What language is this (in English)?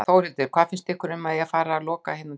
Icelandic